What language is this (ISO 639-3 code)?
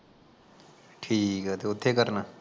pan